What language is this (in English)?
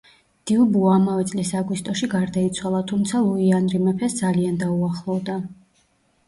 Georgian